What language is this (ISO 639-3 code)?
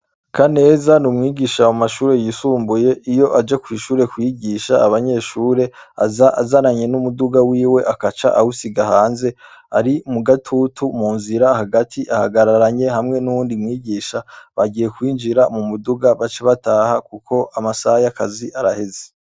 run